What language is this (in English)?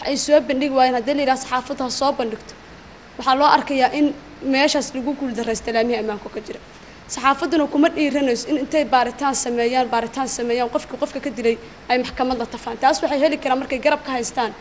Arabic